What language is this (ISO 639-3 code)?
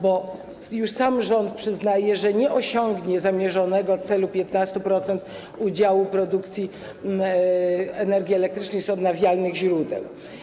pol